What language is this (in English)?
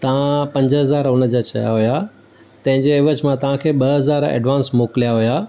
Sindhi